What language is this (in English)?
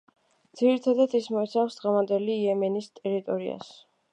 Georgian